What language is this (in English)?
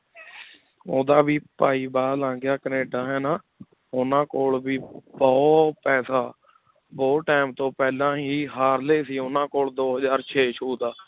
Punjabi